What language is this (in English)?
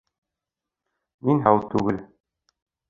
Bashkir